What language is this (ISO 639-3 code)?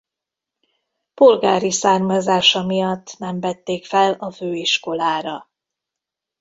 hun